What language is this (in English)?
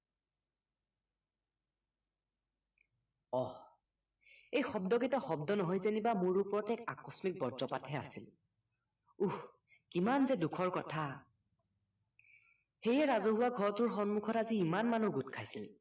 Assamese